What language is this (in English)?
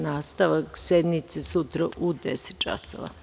Serbian